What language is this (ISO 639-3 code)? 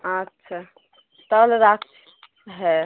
ben